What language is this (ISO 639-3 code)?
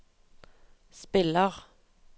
nor